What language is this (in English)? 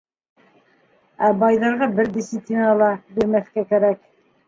Bashkir